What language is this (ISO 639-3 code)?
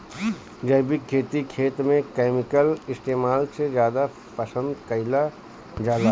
bho